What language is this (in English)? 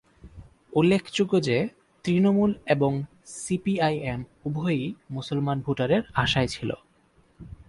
Bangla